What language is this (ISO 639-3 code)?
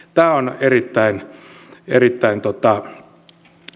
fin